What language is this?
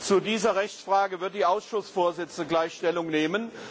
German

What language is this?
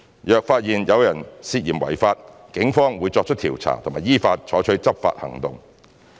Cantonese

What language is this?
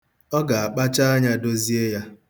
Igbo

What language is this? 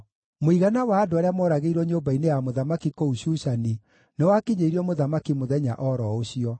Kikuyu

